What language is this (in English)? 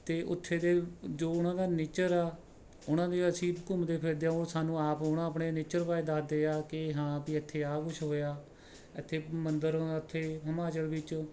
Punjabi